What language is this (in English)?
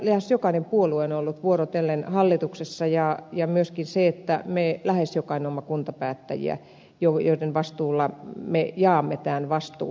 Finnish